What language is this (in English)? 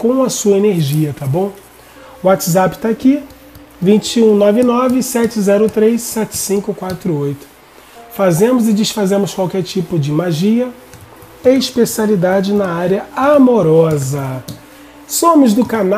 Portuguese